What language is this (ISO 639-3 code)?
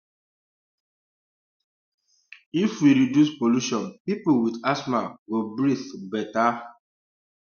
pcm